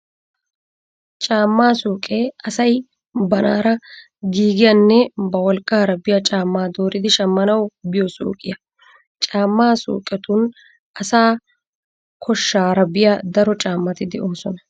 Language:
Wolaytta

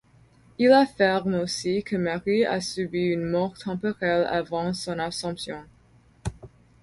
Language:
French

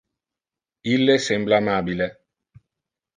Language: Interlingua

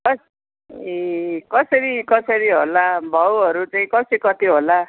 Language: Nepali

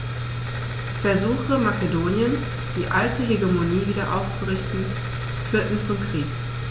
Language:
German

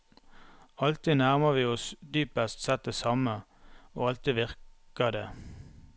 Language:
Norwegian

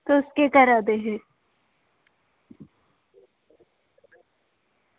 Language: Dogri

